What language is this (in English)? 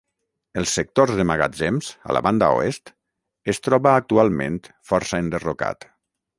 Catalan